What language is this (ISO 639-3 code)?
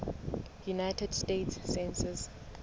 sot